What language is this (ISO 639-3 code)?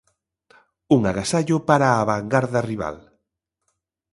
glg